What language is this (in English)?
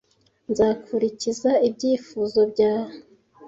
Kinyarwanda